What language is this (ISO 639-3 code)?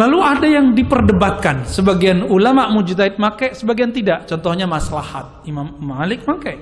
ind